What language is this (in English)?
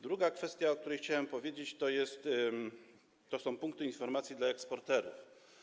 Polish